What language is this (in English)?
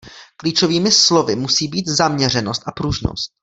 Czech